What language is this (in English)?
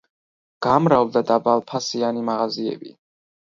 Georgian